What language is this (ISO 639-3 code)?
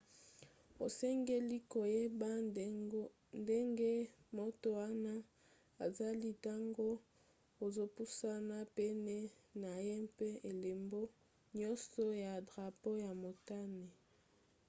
lin